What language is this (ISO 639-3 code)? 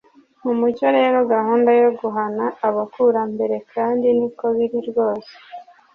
kin